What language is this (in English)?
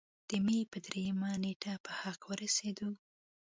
Pashto